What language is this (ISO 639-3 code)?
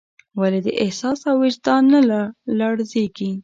pus